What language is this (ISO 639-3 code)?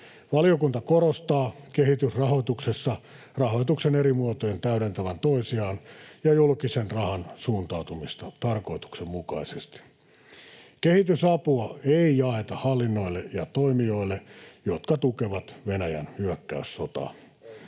fin